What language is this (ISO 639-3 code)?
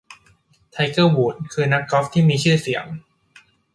tha